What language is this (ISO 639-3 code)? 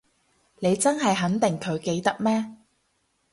yue